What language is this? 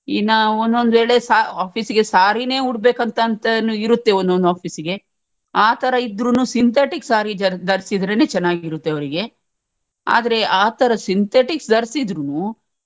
Kannada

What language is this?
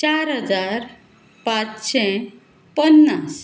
Konkani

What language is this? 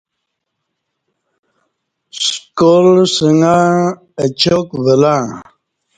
Kati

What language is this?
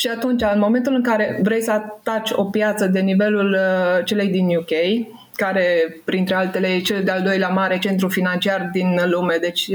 Romanian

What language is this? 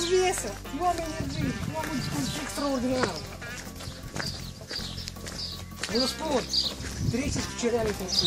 Romanian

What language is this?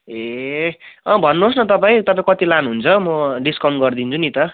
Nepali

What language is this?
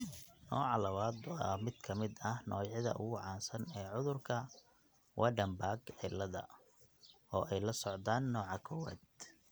Somali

